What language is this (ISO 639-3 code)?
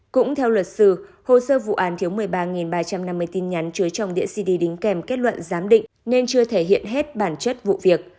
vie